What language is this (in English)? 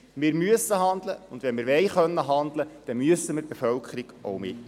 Swiss German